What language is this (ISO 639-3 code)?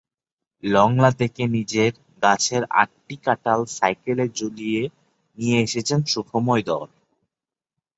ben